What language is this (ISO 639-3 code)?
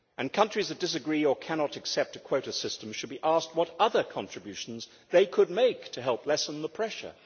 eng